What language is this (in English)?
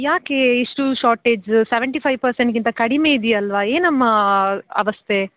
Kannada